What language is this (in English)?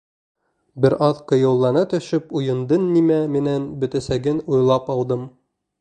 Bashkir